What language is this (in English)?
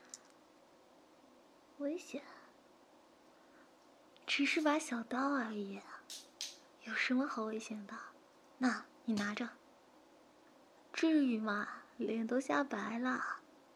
Chinese